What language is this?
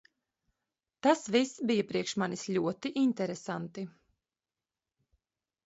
Latvian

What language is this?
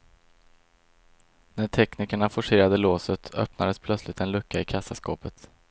Swedish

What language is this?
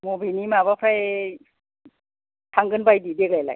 Bodo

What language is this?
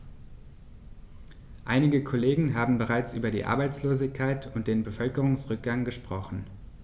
German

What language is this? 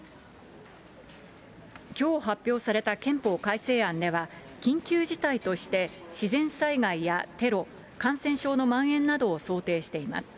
Japanese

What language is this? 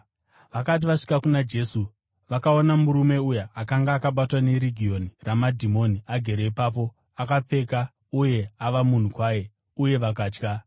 Shona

